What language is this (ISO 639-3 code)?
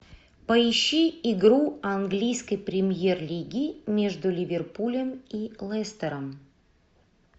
rus